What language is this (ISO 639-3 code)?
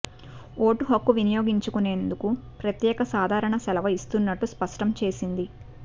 tel